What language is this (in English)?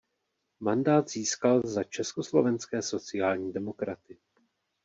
Czech